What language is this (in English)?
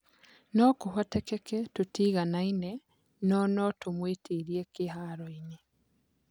Kikuyu